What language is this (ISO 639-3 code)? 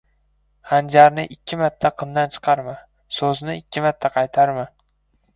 uzb